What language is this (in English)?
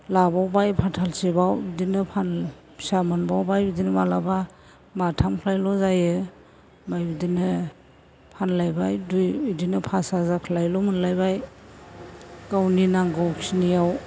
Bodo